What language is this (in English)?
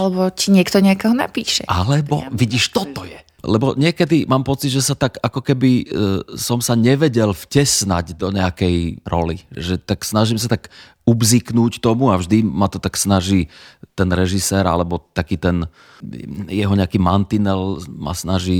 Slovak